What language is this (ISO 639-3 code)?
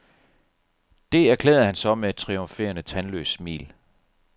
dan